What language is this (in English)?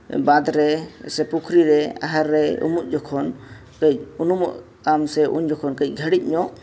Santali